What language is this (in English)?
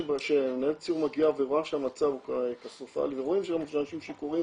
Hebrew